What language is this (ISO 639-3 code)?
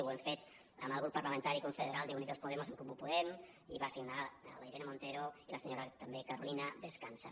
cat